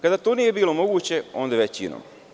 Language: Serbian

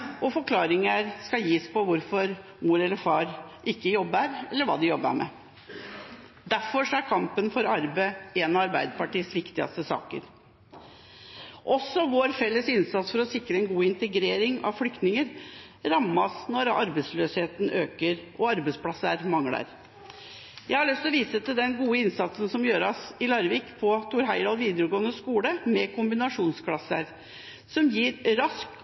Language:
Norwegian Bokmål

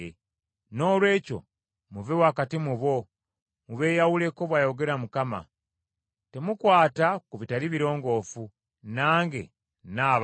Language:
Ganda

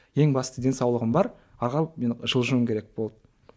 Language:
Kazakh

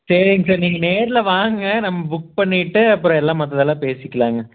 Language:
Tamil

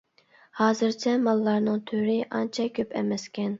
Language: Uyghur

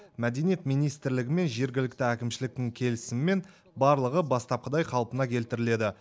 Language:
Kazakh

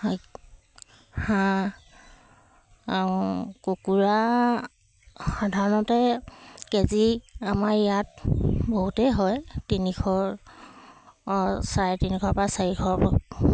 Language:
Assamese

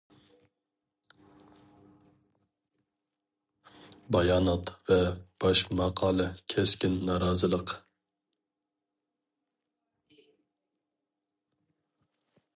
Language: Uyghur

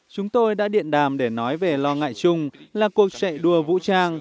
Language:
Vietnamese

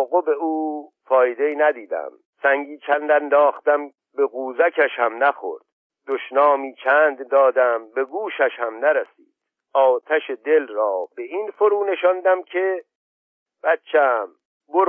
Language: Persian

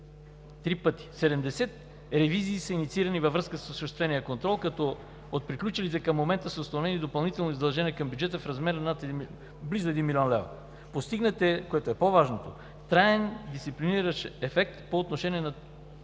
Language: Bulgarian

